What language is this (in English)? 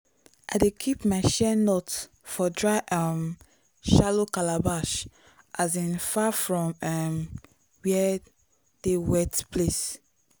Nigerian Pidgin